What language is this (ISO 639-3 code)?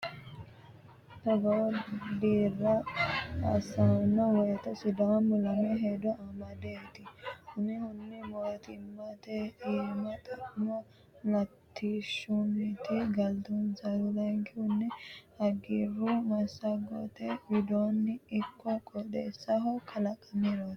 sid